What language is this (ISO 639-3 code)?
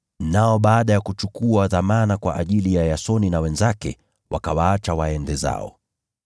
swa